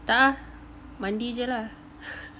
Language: English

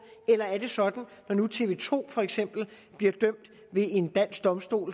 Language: Danish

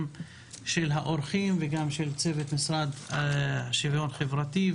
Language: Hebrew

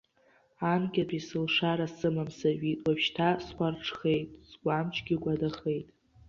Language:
Abkhazian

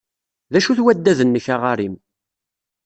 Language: Kabyle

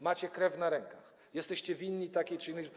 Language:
Polish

